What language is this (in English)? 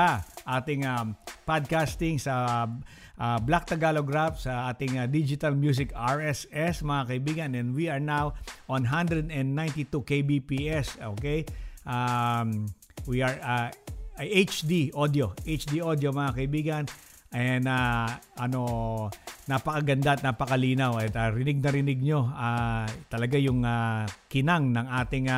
Filipino